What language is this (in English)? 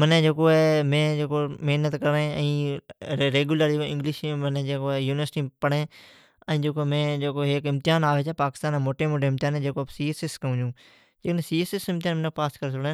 Od